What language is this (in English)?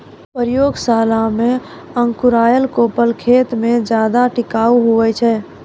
Maithili